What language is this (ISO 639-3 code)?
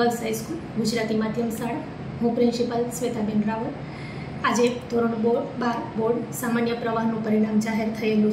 guj